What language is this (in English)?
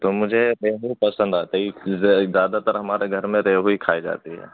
Urdu